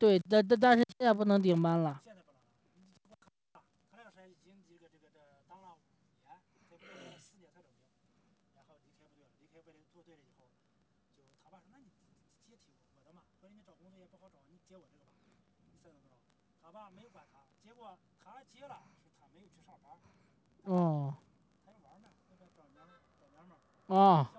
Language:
Chinese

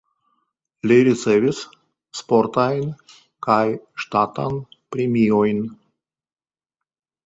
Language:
Esperanto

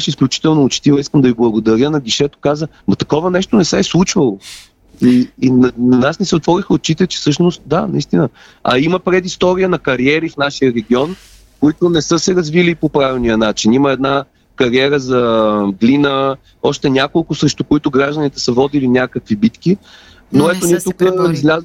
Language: Bulgarian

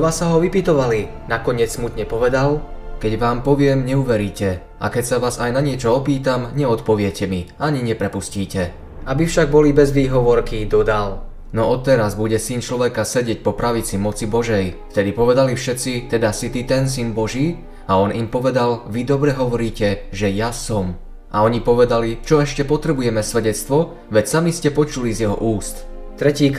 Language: Slovak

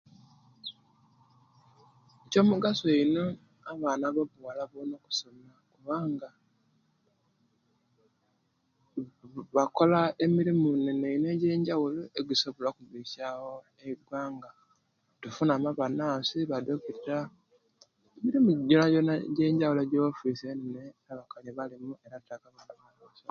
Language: Kenyi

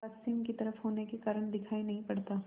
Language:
Hindi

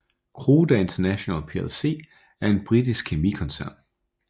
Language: Danish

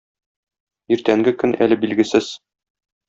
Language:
Tatar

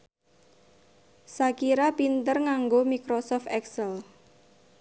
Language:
Javanese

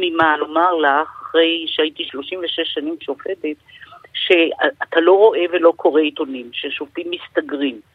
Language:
Hebrew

